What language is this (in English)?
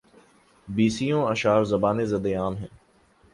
Urdu